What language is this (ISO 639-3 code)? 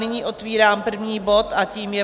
ces